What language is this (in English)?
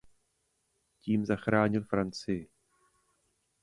Czech